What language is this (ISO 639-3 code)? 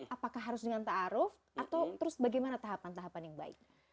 ind